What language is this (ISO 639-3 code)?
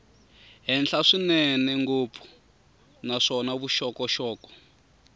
tso